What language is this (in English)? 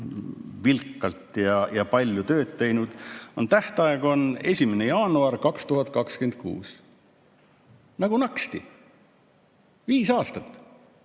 Estonian